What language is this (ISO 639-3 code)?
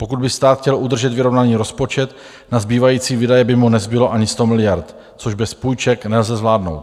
ces